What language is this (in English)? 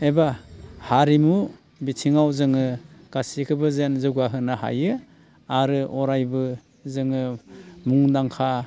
Bodo